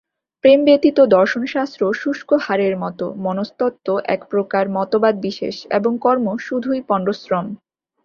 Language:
Bangla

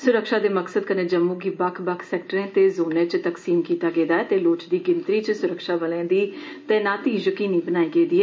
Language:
Dogri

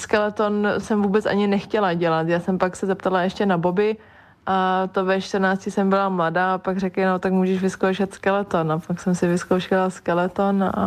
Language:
Czech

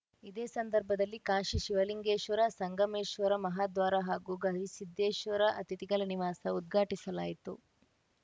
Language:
Kannada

